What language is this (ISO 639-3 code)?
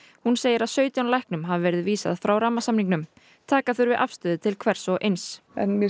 isl